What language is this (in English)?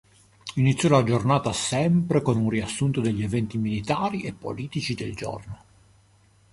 Italian